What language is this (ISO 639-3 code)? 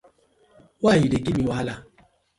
pcm